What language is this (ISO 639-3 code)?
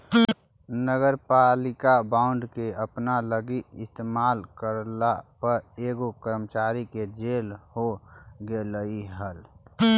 mag